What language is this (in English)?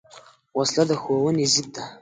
Pashto